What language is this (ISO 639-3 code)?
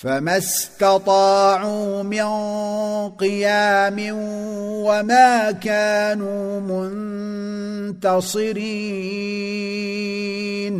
ara